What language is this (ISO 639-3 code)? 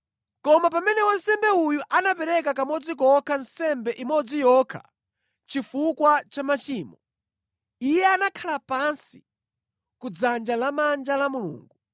nya